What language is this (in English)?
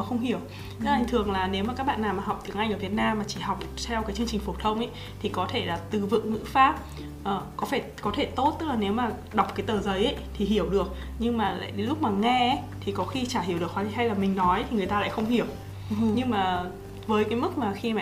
Vietnamese